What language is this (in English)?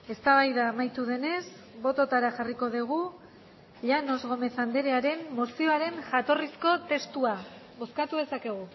Basque